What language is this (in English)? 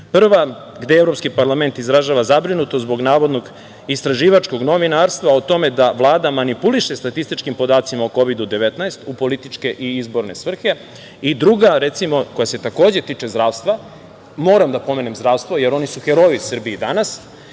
Serbian